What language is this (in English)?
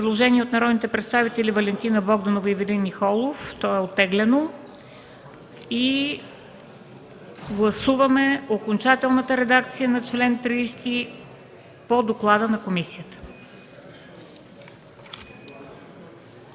Bulgarian